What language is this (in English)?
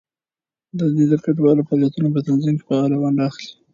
Pashto